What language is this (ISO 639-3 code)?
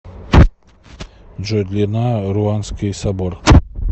rus